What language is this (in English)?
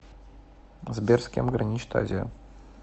Russian